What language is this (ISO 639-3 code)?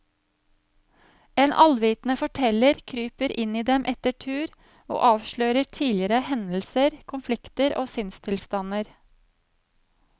nor